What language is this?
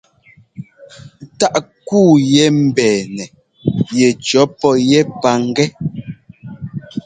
Ngomba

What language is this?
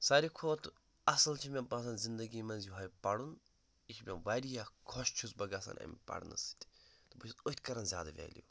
Kashmiri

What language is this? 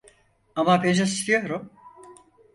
Turkish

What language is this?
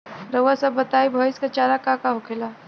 Bhojpuri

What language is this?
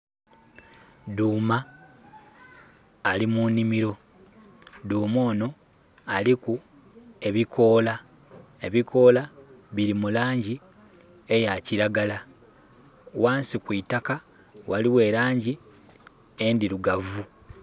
Soga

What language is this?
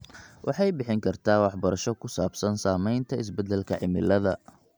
Somali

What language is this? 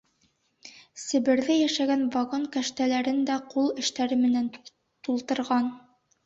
Bashkir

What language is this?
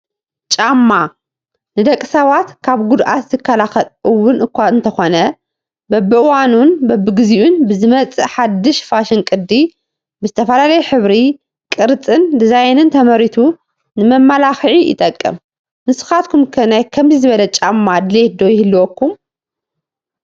Tigrinya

